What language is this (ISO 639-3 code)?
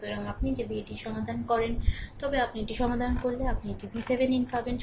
ben